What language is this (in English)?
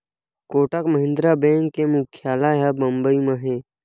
Chhattisgarhi